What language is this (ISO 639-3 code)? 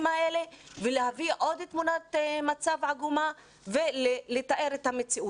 heb